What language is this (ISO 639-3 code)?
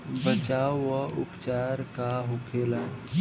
bho